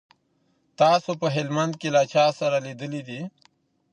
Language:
Pashto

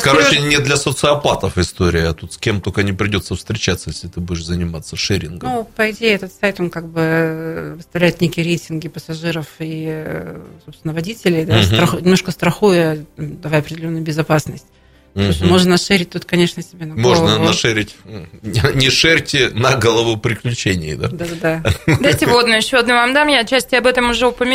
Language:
Russian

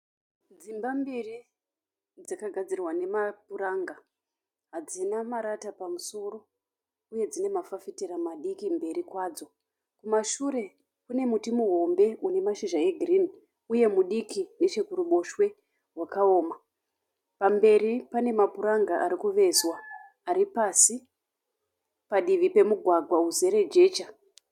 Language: Shona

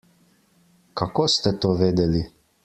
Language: Slovenian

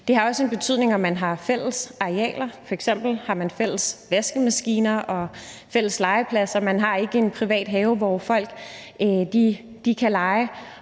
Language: Danish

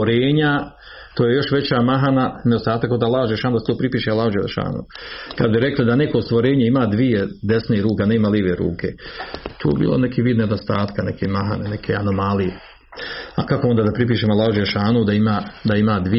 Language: Croatian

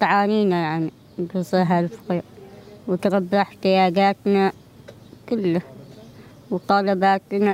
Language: Arabic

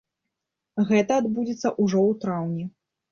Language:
Belarusian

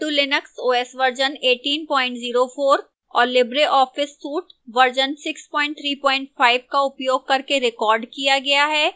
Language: Hindi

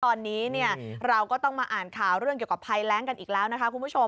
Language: Thai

